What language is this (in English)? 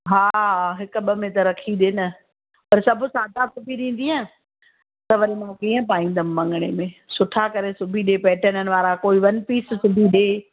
Sindhi